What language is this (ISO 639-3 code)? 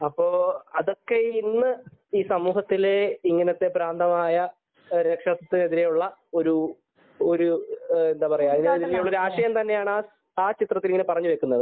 mal